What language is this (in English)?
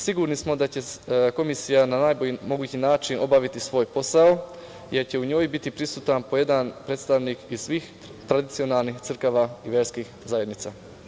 Serbian